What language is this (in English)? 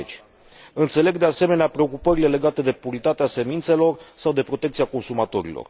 Romanian